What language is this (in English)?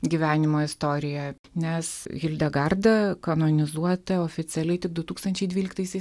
Lithuanian